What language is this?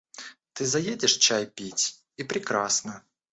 Russian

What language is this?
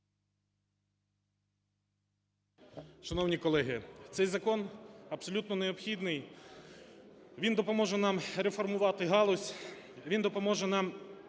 Ukrainian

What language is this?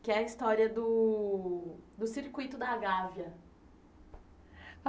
Portuguese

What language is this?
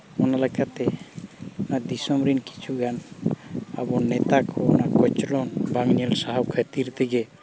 Santali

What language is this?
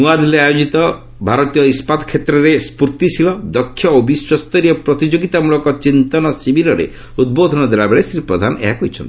Odia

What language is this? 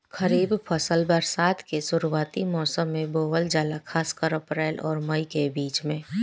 Bhojpuri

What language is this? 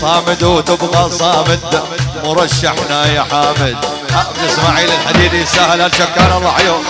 Arabic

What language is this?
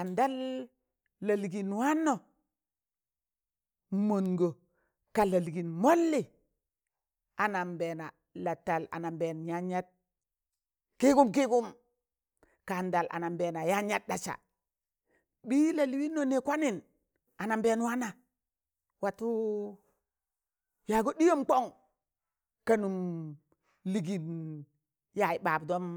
Tangale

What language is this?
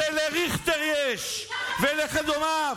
Hebrew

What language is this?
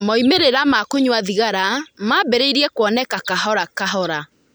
Kikuyu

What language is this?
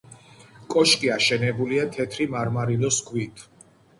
Georgian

